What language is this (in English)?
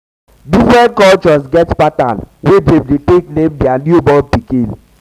Nigerian Pidgin